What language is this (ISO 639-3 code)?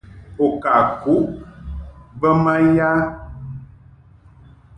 mhk